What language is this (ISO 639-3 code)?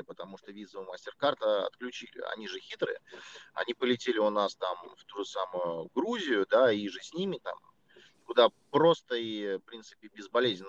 rus